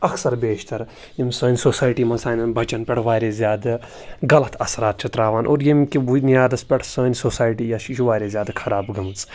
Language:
Kashmiri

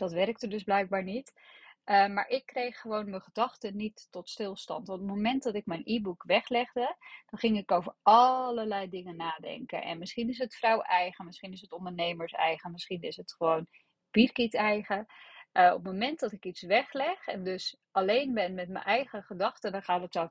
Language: Dutch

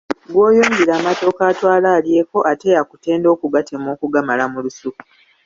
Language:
Ganda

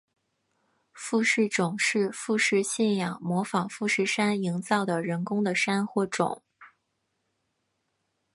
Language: Chinese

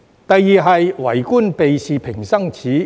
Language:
Cantonese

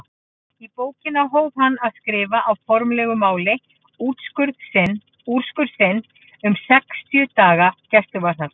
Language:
Icelandic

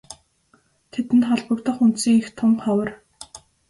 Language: Mongolian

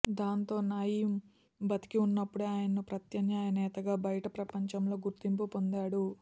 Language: Telugu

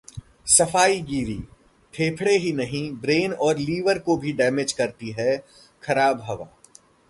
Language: Hindi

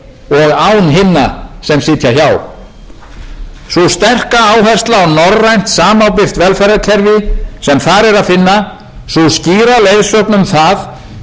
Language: Icelandic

